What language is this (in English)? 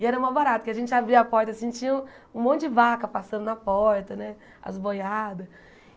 Portuguese